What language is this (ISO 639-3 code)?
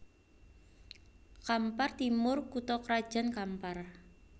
jav